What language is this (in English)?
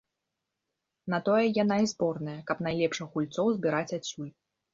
Belarusian